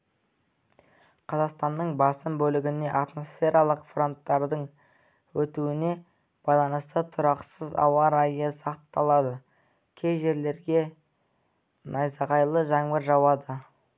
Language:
Kazakh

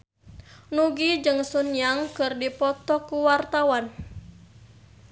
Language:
Sundanese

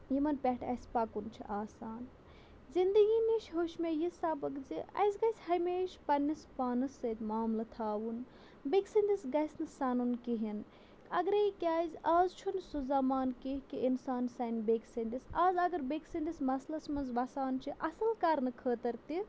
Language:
Kashmiri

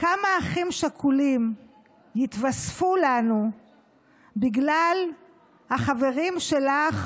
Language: Hebrew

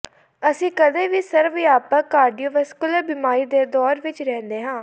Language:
Punjabi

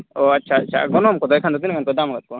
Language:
Santali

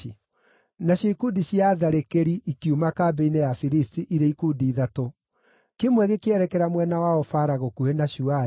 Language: Kikuyu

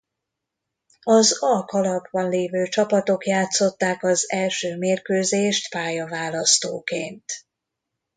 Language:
Hungarian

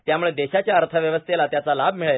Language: Marathi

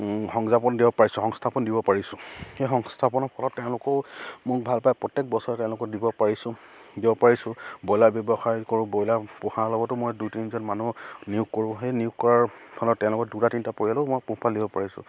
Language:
Assamese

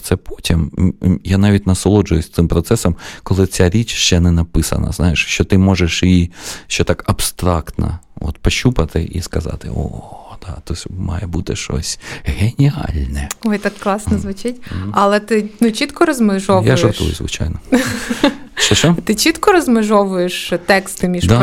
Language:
Ukrainian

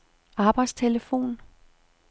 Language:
Danish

